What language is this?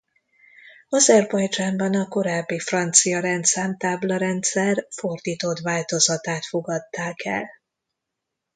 Hungarian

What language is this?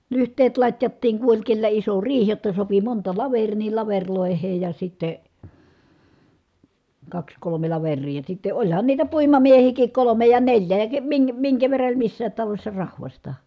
Finnish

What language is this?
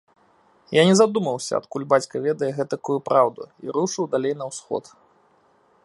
Belarusian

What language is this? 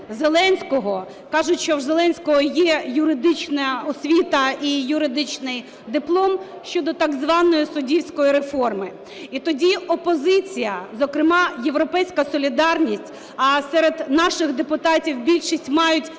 Ukrainian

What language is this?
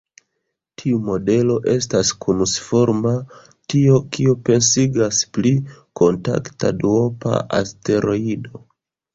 Esperanto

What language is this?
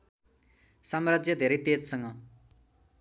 Nepali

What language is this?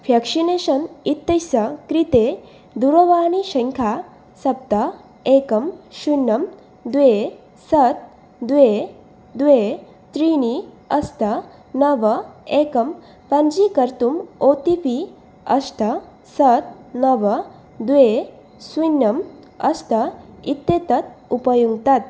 Sanskrit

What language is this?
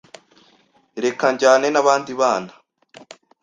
Kinyarwanda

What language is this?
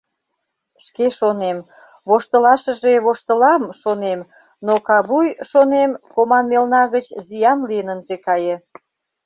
Mari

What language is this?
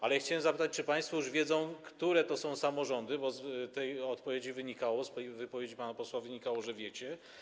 Polish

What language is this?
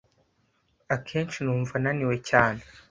Kinyarwanda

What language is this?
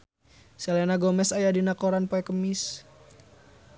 Sundanese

